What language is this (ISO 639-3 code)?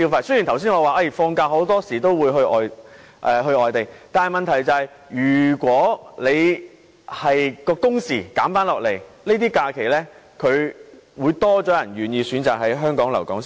yue